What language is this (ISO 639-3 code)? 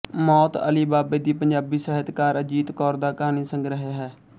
pan